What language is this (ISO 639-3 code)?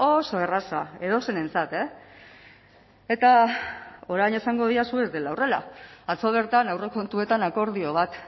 eus